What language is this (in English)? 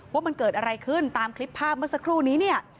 Thai